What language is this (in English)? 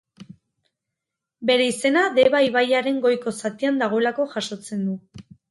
Basque